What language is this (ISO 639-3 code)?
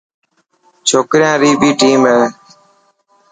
mki